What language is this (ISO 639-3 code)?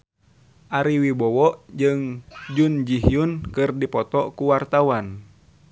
sun